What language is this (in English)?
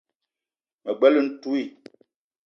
Eton (Cameroon)